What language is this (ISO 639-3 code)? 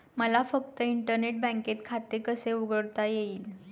mar